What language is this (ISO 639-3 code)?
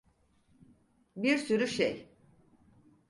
tur